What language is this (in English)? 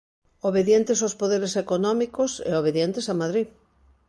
Galician